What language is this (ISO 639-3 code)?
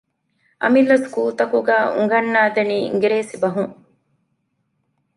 div